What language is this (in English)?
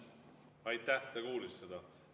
Estonian